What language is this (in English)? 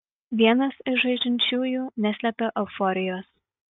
Lithuanian